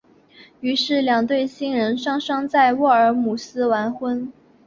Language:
Chinese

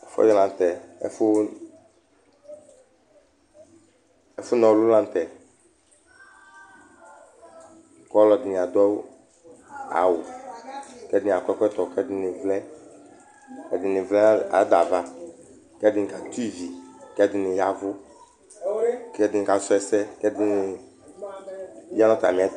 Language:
Ikposo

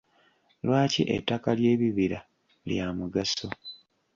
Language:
Ganda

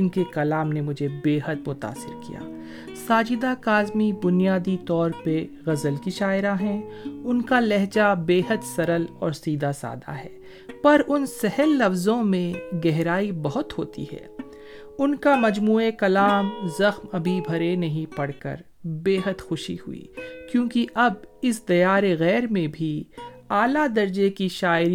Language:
Urdu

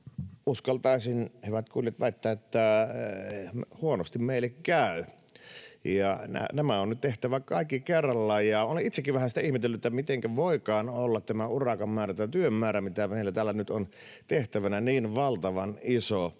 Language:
Finnish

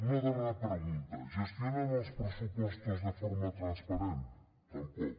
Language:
Catalan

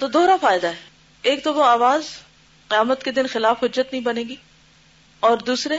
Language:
Urdu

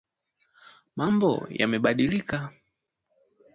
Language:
Swahili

